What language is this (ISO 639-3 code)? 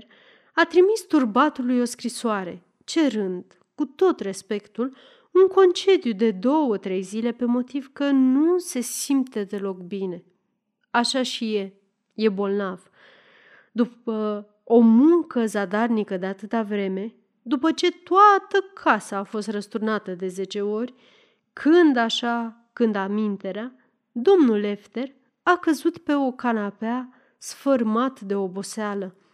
ron